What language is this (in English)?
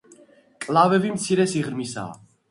Georgian